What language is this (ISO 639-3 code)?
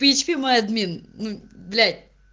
rus